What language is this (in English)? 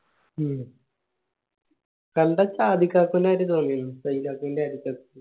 Malayalam